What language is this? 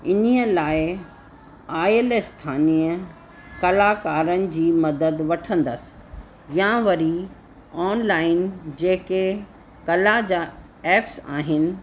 Sindhi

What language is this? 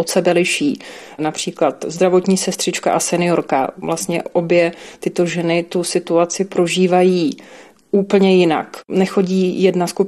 Czech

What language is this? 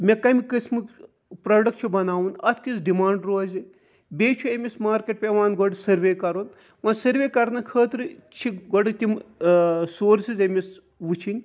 Kashmiri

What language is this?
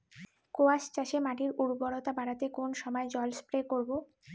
Bangla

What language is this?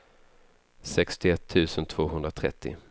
Swedish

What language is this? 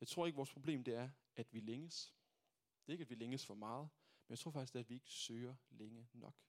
Danish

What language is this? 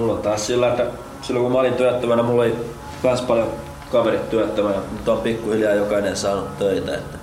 Finnish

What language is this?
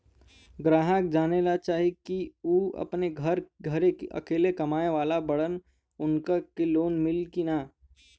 Bhojpuri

